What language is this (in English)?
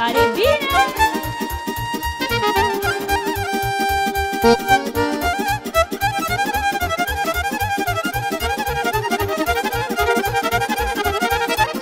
Romanian